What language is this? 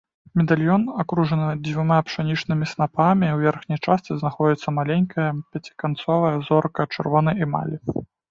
Belarusian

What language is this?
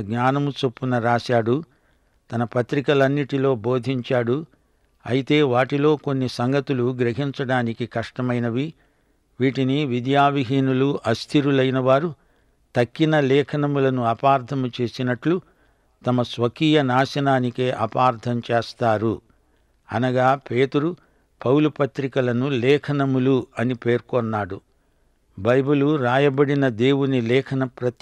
Telugu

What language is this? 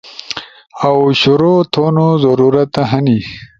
Ushojo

